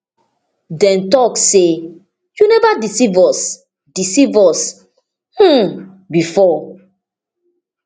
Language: Nigerian Pidgin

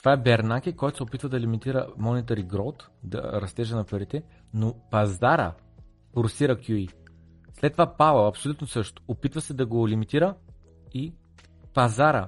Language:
Bulgarian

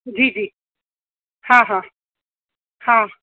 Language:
Sindhi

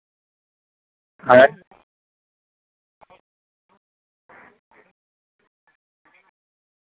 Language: Santali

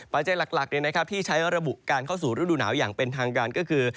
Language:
Thai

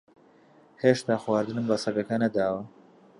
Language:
Central Kurdish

